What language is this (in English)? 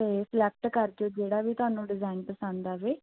Punjabi